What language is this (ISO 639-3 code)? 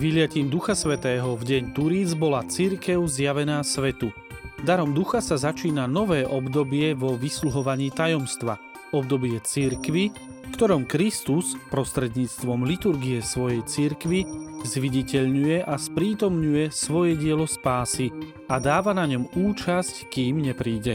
slk